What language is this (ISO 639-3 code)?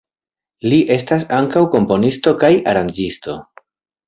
epo